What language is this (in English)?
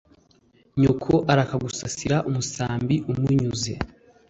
Kinyarwanda